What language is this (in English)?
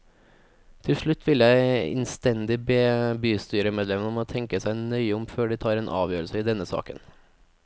Norwegian